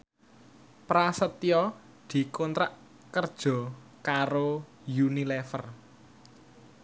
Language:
Javanese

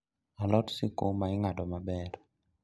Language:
Luo (Kenya and Tanzania)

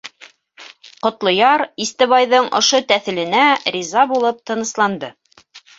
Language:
Bashkir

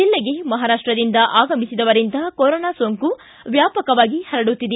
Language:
Kannada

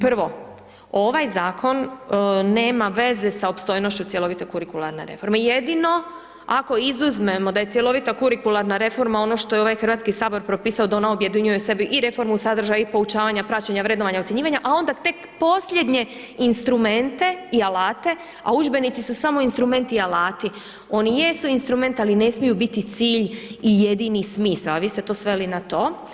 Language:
Croatian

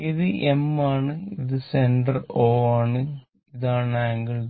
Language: Malayalam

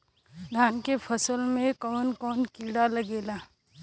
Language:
Bhojpuri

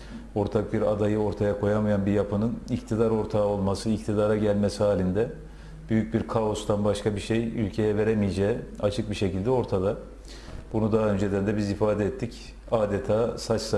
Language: Turkish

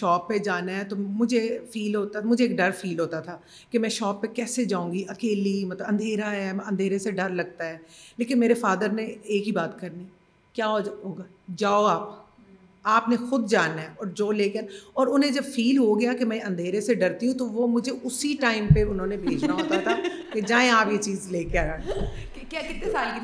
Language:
Urdu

